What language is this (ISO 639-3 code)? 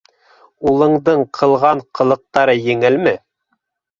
bak